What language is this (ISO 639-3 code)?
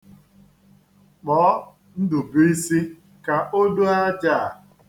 ibo